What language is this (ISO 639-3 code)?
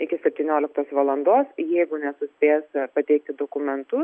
lit